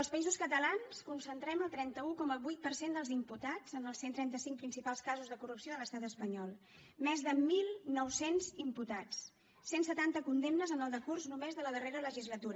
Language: Catalan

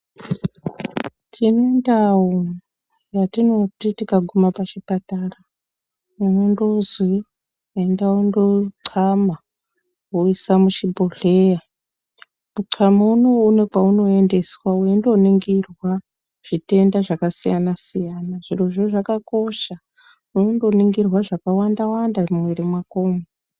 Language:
Ndau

